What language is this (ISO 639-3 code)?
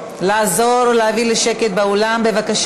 heb